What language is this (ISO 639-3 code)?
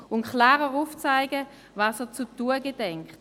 gsw